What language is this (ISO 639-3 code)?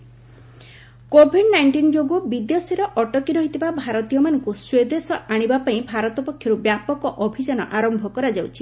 ori